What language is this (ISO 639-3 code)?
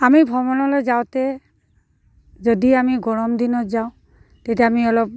asm